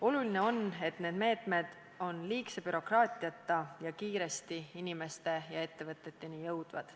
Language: Estonian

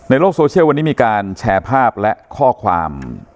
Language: Thai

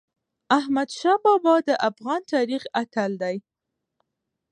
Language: Pashto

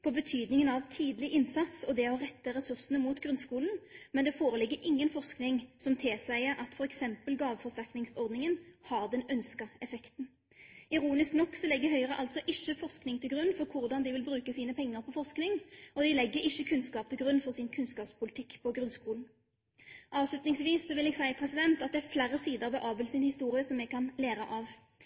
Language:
Norwegian Bokmål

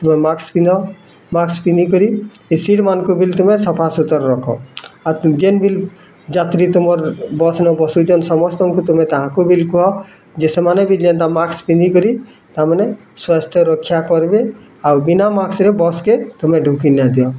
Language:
Odia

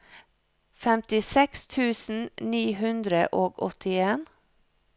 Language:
Norwegian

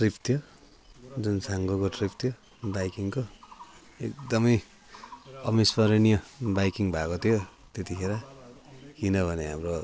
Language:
Nepali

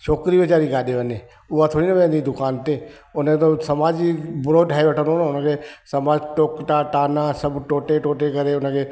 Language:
Sindhi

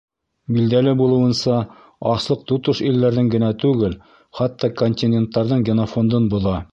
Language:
Bashkir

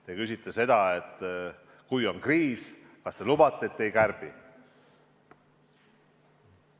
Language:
Estonian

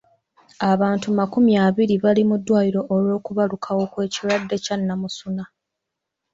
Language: Ganda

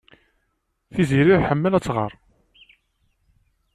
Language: Kabyle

